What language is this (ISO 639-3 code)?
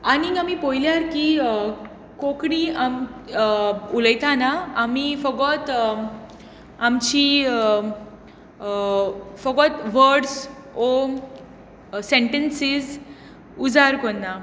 kok